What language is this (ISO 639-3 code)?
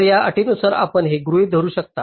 mar